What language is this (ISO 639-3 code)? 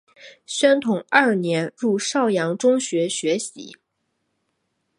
zho